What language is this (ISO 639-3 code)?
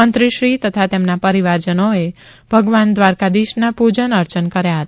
guj